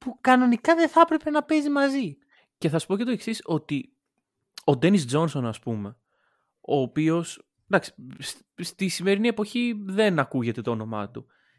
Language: Greek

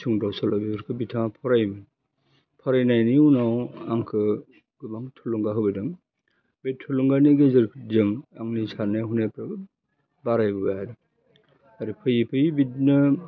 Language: Bodo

